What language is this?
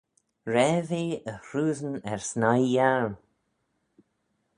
Manx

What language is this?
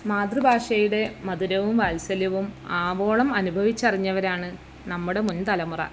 Malayalam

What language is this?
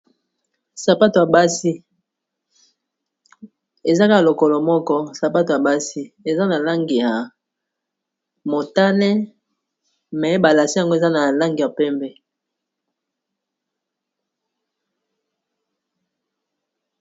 Lingala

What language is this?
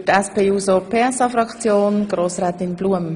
Swiss German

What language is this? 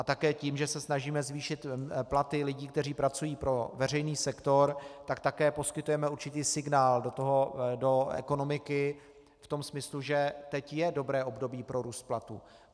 Czech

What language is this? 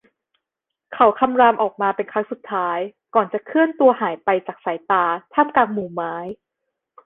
Thai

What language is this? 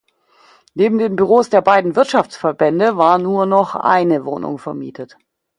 German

